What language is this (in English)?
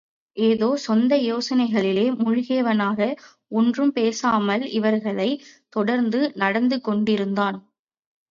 Tamil